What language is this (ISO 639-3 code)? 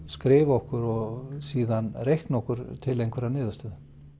isl